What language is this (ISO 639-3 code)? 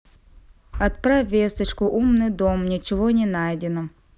rus